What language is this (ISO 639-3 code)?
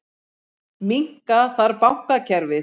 isl